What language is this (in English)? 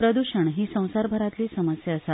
Konkani